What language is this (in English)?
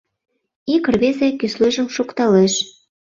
Mari